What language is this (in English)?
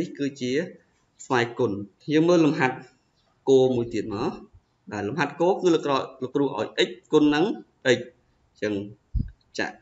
Vietnamese